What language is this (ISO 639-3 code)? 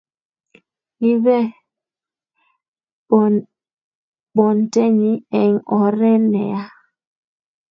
kln